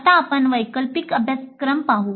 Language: Marathi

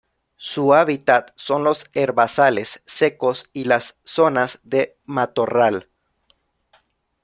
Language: Spanish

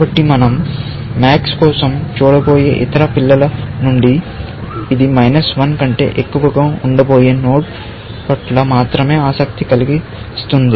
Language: Telugu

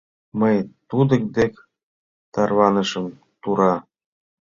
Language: Mari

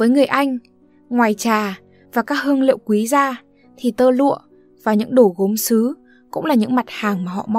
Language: Vietnamese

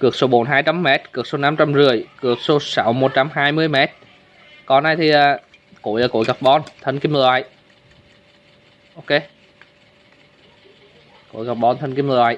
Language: Vietnamese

